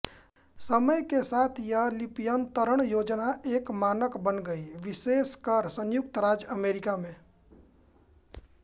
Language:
Hindi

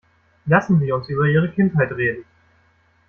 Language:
German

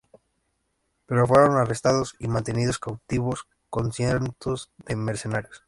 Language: Spanish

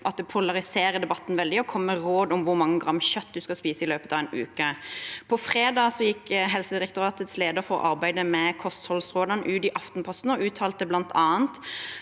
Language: Norwegian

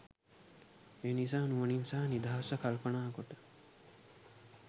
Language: Sinhala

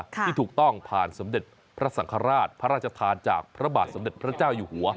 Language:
Thai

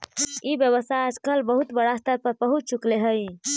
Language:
Magahi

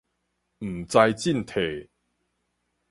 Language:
Min Nan Chinese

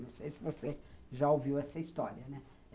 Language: Portuguese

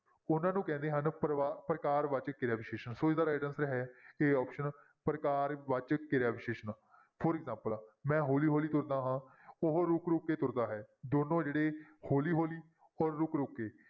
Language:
Punjabi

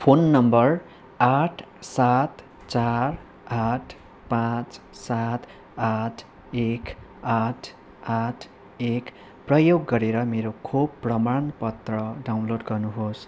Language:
Nepali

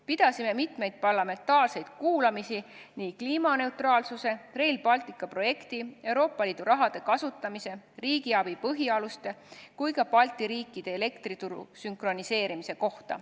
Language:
Estonian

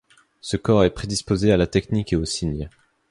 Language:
French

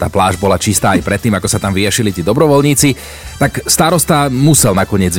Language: Slovak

